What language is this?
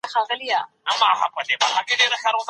Pashto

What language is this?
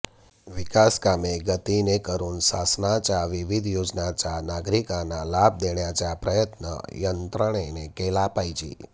Marathi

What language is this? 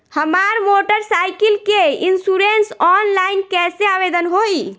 Bhojpuri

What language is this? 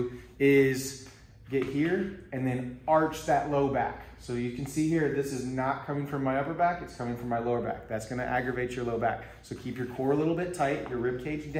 English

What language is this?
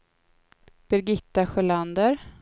Swedish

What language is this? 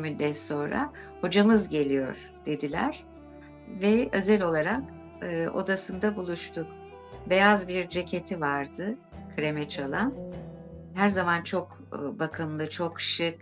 Turkish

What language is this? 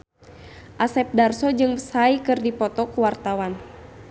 Sundanese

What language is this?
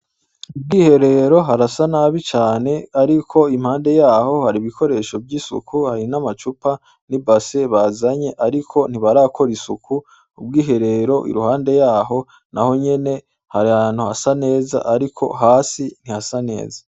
Rundi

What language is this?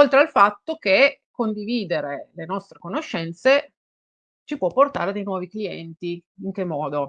Italian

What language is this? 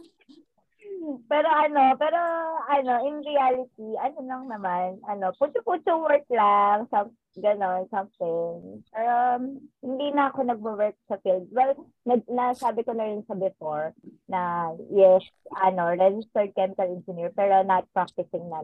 Filipino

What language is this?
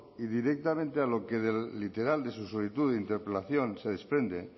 Spanish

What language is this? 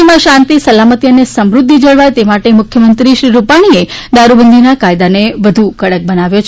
Gujarati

